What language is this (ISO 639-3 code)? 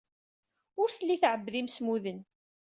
kab